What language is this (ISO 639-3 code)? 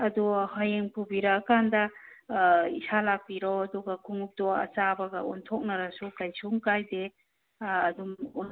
mni